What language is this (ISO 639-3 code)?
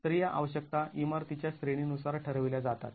mar